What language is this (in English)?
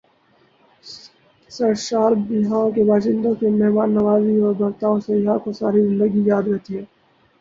Urdu